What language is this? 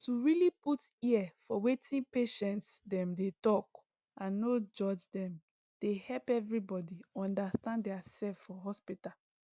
Nigerian Pidgin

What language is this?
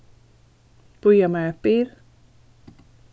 Faroese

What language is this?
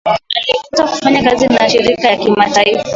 Swahili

